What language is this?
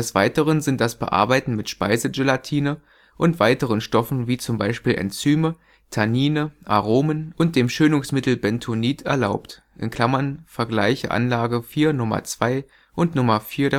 German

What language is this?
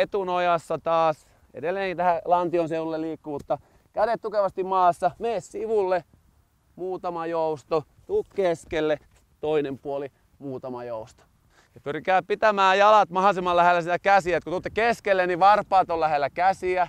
Finnish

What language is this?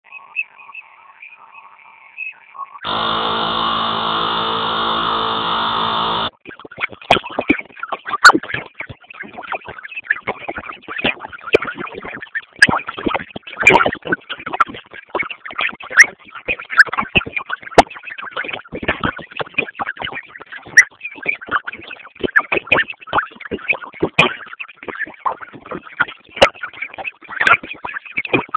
Swahili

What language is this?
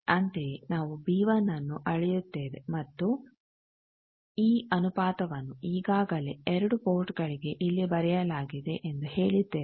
Kannada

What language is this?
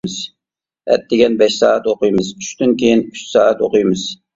Uyghur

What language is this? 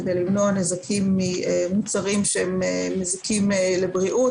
Hebrew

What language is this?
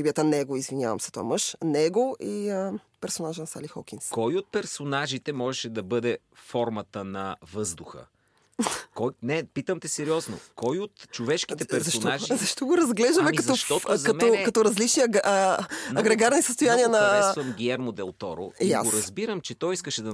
Bulgarian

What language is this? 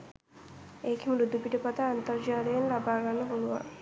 Sinhala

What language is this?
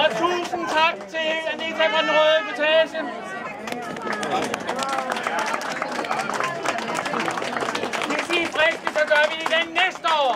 Danish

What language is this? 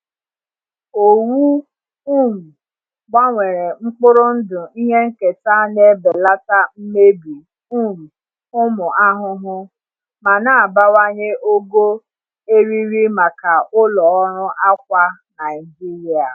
Igbo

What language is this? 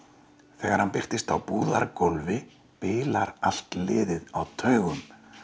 Icelandic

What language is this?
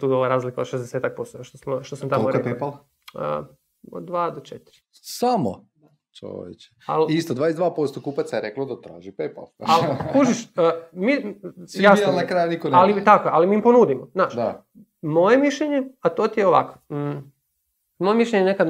Croatian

